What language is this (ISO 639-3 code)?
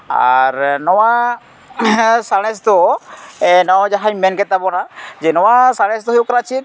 sat